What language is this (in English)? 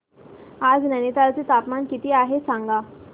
Marathi